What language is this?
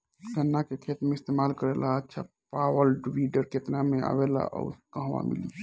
Bhojpuri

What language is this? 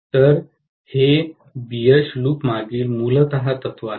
Marathi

